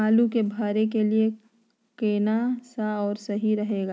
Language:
Magahi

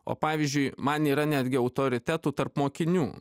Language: Lithuanian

